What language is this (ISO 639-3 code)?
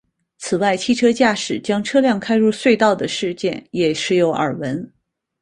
zho